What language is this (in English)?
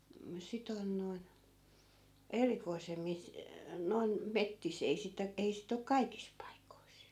Finnish